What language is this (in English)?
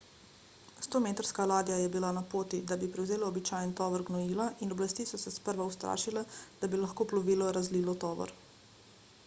Slovenian